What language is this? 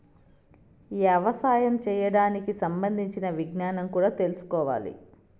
Telugu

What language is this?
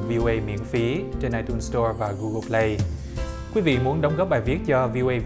Vietnamese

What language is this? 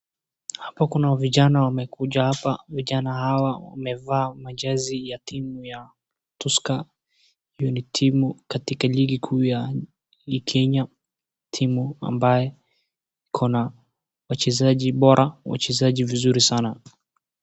Swahili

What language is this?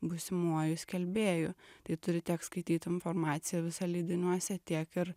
Lithuanian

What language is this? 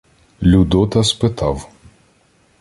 Ukrainian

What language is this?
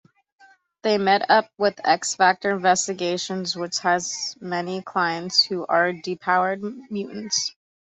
English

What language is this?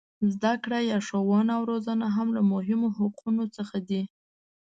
Pashto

